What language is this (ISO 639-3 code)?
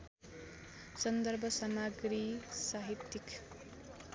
nep